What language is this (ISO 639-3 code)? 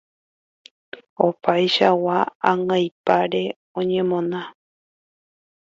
grn